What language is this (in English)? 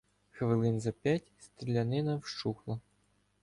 Ukrainian